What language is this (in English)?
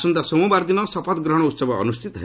Odia